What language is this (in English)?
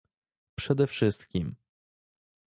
Polish